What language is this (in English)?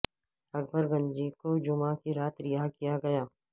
Urdu